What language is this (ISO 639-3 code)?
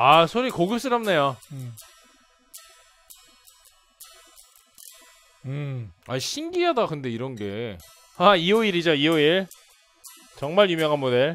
kor